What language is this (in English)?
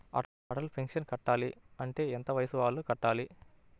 Telugu